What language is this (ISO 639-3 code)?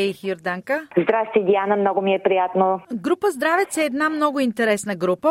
bul